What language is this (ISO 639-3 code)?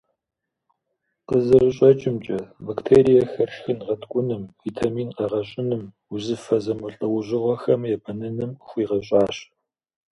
kbd